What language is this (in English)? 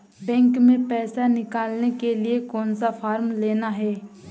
Hindi